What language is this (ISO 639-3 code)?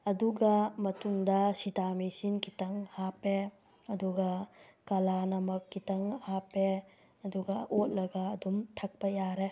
mni